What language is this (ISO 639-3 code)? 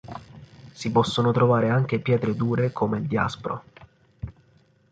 ita